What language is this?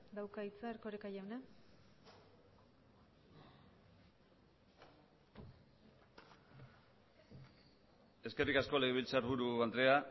Basque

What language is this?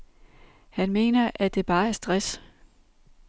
Danish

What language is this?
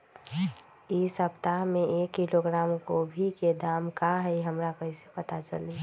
Magahi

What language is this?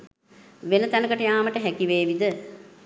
Sinhala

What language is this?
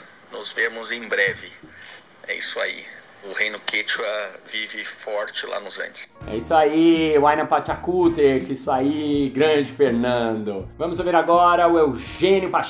Portuguese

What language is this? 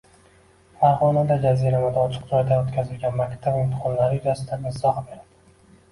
Uzbek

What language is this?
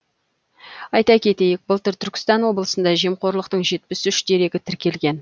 Kazakh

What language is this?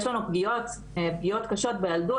Hebrew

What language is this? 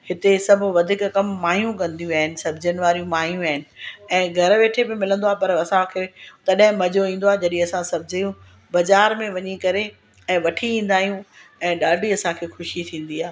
Sindhi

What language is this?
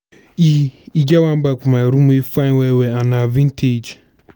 Nigerian Pidgin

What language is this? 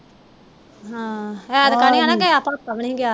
Punjabi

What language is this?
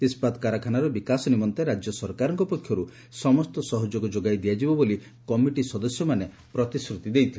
Odia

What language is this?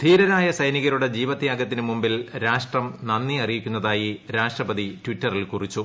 Malayalam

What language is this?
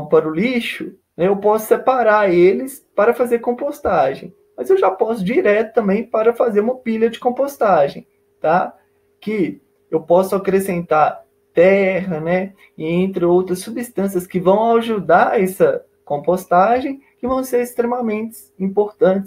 Portuguese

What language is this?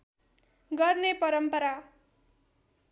Nepali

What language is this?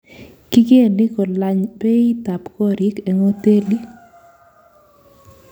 Kalenjin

